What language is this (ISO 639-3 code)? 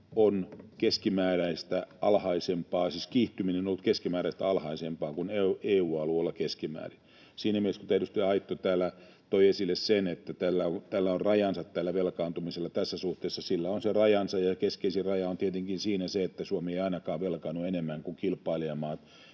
fin